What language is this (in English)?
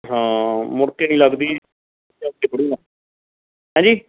Punjabi